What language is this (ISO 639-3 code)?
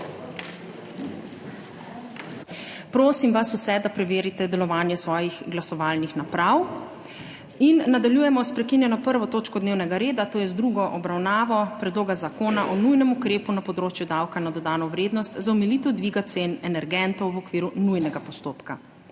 slv